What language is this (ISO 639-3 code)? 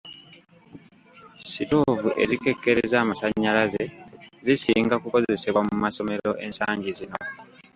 lug